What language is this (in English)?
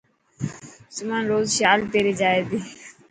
Dhatki